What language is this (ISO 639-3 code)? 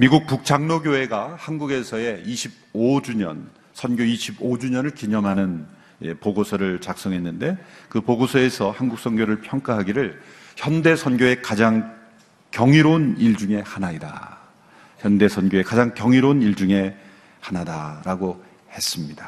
kor